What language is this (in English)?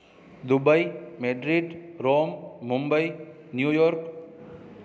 Sindhi